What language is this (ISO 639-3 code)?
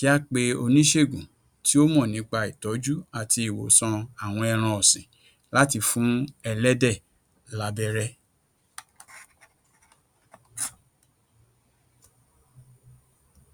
yor